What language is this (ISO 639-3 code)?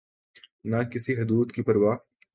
urd